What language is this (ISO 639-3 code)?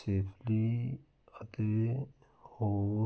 pan